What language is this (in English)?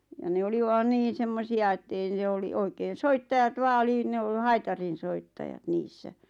Finnish